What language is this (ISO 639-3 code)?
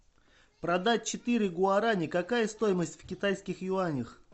rus